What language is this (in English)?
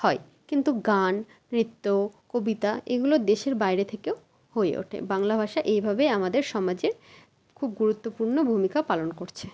Bangla